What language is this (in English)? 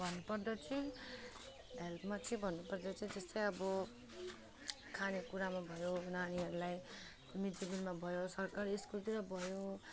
Nepali